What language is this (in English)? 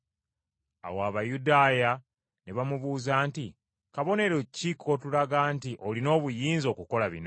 Ganda